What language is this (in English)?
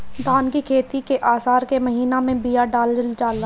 Bhojpuri